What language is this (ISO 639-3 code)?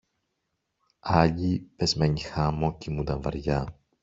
ell